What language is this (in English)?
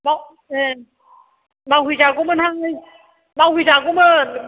Bodo